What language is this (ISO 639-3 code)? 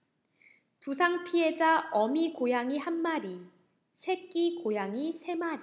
kor